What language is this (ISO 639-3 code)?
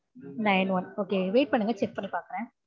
tam